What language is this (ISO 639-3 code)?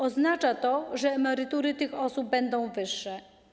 pol